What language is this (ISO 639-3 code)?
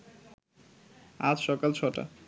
ben